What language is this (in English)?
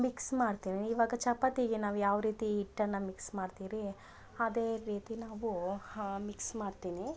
Kannada